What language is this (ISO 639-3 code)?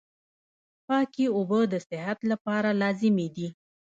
pus